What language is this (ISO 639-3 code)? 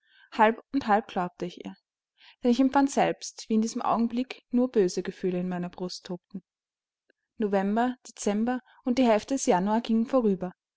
deu